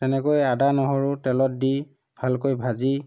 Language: Assamese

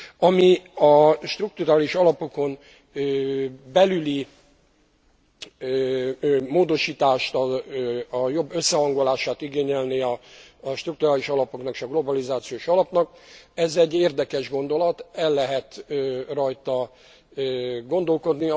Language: Hungarian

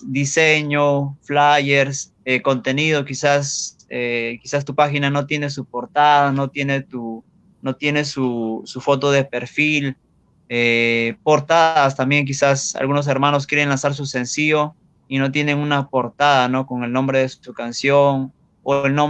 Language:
Spanish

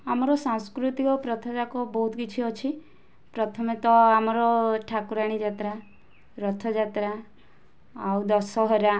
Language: Odia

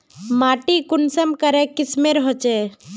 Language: Magahi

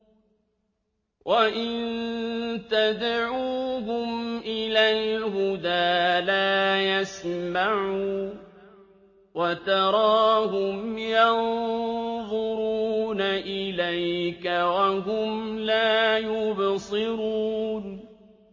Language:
Arabic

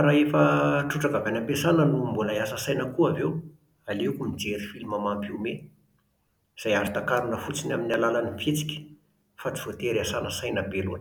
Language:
Malagasy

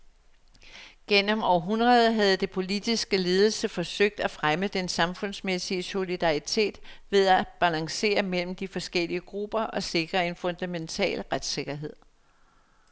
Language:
Danish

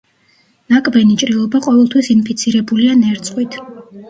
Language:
Georgian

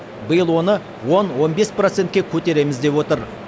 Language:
Kazakh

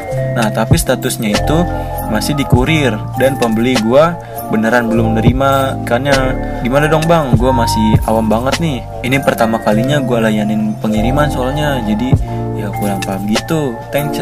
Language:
Indonesian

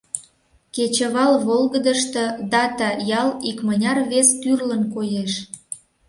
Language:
Mari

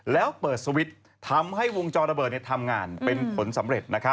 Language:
Thai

